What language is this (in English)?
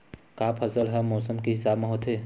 Chhattisgarhi